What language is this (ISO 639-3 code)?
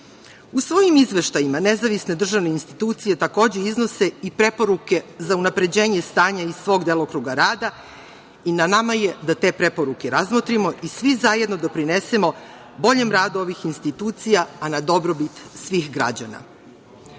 srp